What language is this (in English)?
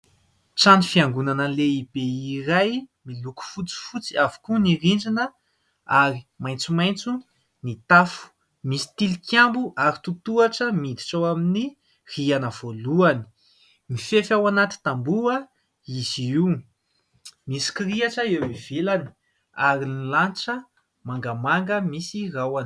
Malagasy